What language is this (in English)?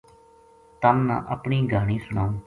Gujari